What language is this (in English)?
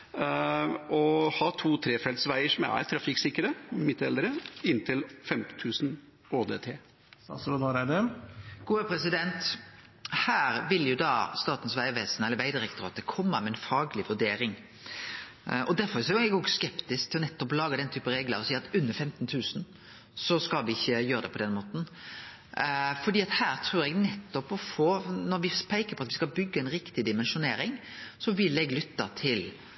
Norwegian